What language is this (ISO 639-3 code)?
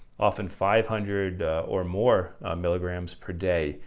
eng